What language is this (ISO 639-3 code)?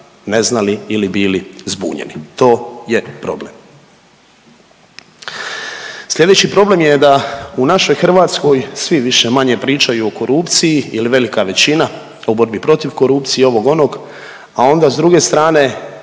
hrv